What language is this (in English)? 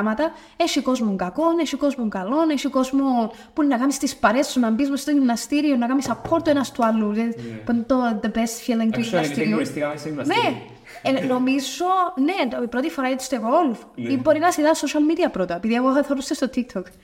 Greek